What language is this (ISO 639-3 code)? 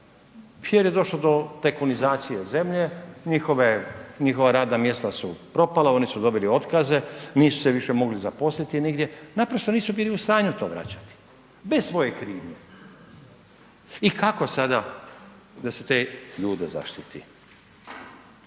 hrv